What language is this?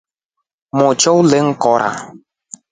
Rombo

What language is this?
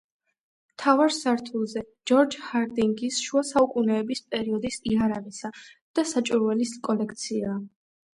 Georgian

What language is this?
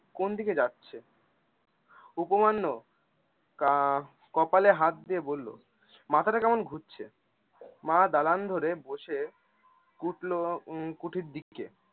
Bangla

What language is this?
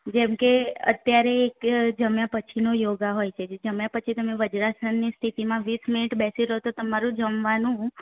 Gujarati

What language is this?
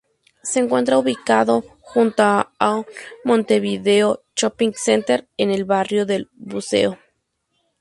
Spanish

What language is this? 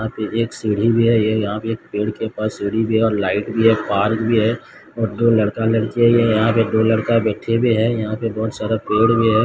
Hindi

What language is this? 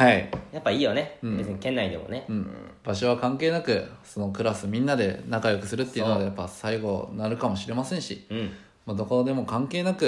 Japanese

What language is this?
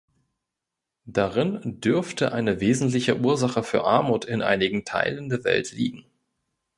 German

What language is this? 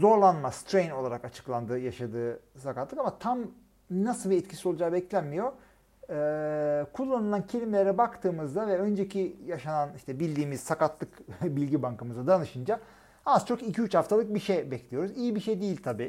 Turkish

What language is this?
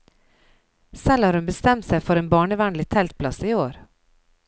Norwegian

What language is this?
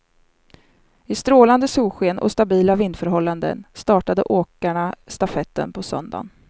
Swedish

